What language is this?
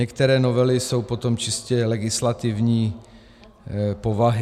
Czech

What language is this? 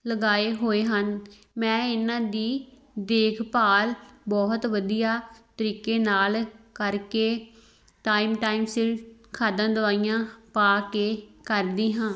Punjabi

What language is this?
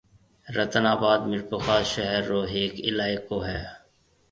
Marwari (Pakistan)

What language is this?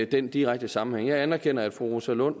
Danish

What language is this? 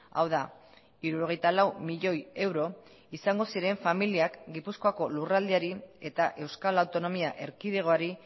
Basque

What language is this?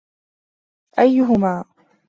Arabic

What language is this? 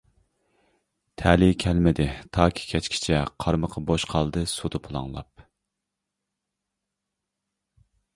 Uyghur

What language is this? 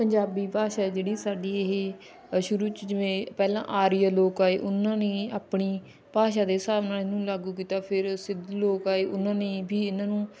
Punjabi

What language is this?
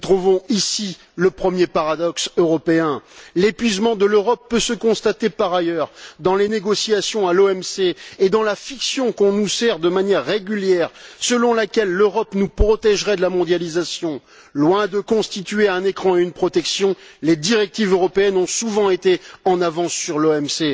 French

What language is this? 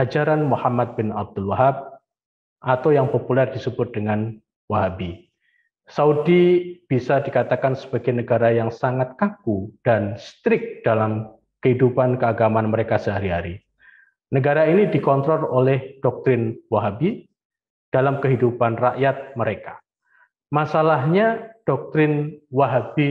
Indonesian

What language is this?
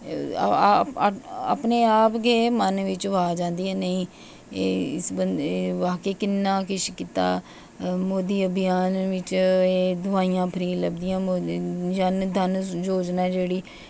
Dogri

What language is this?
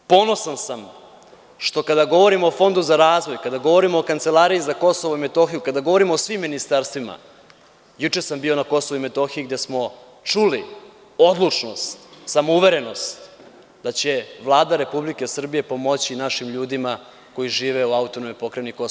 Serbian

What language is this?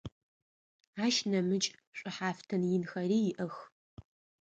Adyghe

